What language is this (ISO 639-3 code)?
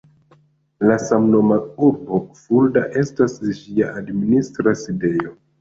epo